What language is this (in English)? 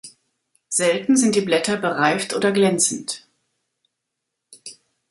German